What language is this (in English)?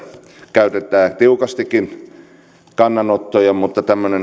Finnish